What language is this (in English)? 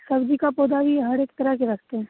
Hindi